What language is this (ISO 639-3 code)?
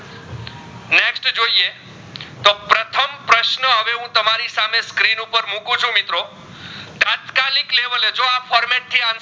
guj